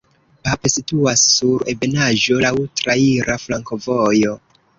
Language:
Esperanto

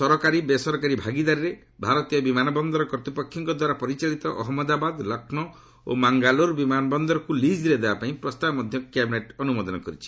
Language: Odia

